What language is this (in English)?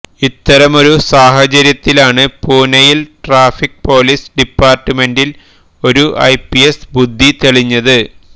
Malayalam